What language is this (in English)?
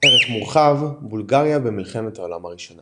Hebrew